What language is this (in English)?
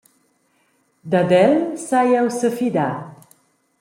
Romansh